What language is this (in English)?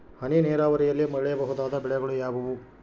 Kannada